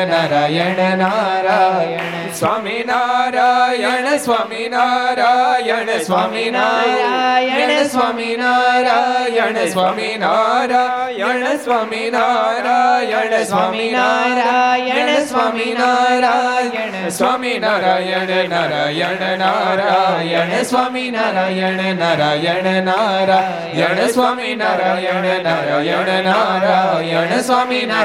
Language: Gujarati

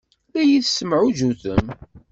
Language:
Kabyle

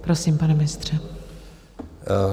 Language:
Czech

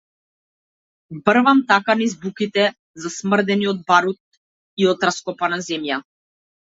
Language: Macedonian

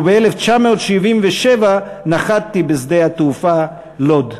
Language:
Hebrew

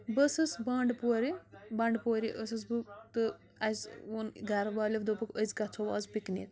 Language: Kashmiri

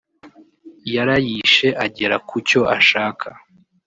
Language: Kinyarwanda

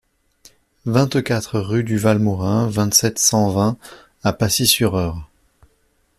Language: French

